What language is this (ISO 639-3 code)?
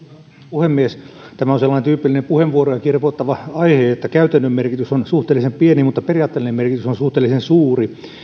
fin